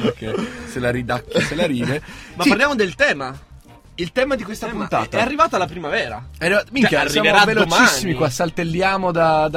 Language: Italian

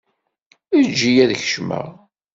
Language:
Kabyle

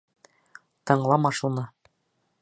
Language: Bashkir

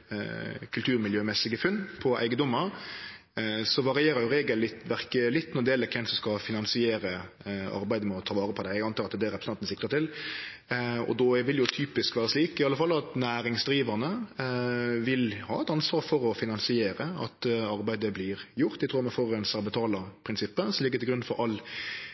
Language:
Norwegian Nynorsk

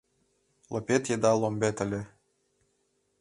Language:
Mari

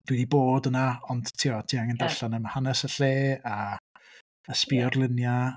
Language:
Welsh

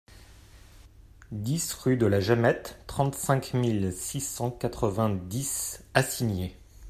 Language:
French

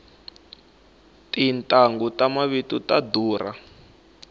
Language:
Tsonga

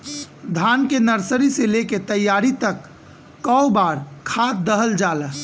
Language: Bhojpuri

